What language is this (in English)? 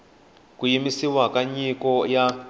Tsonga